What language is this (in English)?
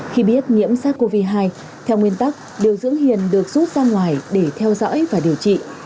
Vietnamese